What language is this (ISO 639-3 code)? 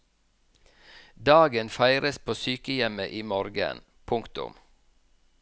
nor